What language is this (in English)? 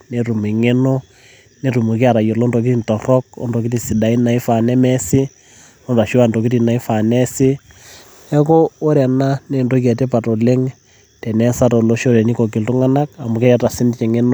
Masai